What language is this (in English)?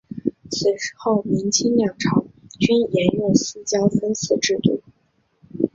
Chinese